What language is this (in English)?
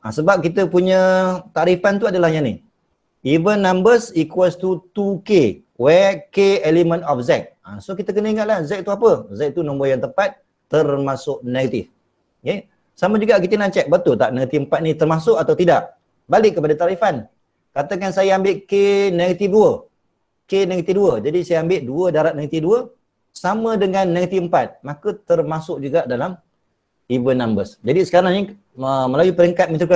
Malay